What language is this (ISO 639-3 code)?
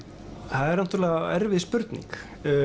isl